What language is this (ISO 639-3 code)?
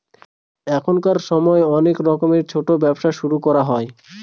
ben